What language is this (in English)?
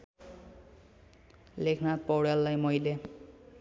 Nepali